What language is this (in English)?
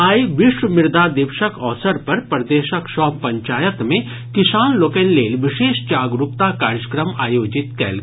Maithili